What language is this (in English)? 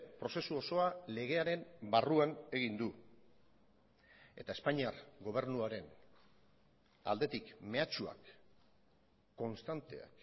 Basque